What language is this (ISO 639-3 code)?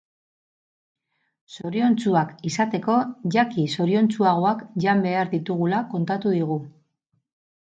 eus